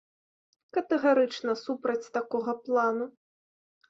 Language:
Belarusian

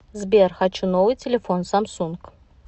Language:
Russian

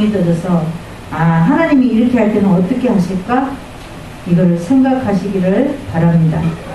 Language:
Korean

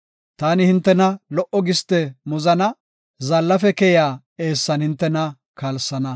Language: Gofa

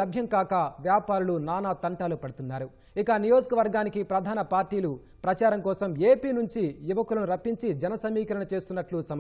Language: Hindi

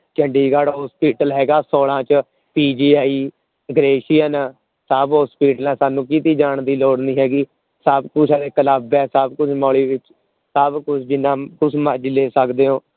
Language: Punjabi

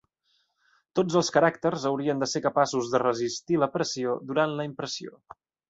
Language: Catalan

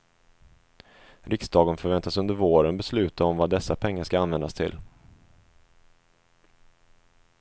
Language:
Swedish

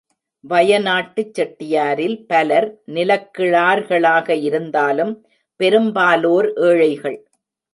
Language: Tamil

